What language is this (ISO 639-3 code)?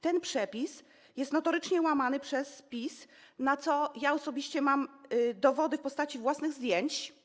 pol